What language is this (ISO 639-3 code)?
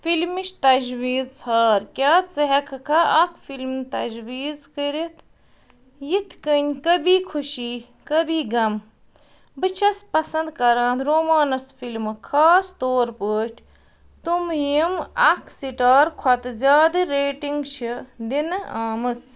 kas